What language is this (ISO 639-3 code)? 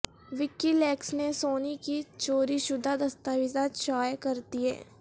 urd